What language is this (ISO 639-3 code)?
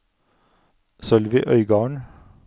nor